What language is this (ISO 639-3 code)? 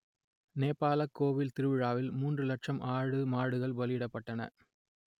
tam